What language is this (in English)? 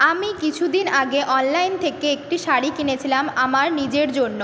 Bangla